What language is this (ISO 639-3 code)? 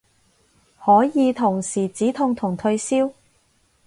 yue